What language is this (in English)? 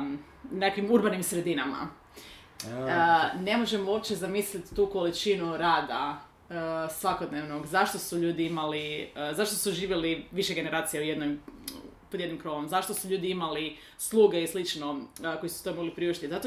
Croatian